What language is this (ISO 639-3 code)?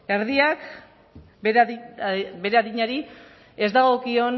eus